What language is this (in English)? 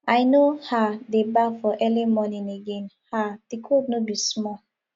Nigerian Pidgin